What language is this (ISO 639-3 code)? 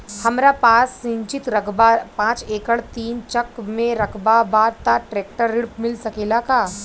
bho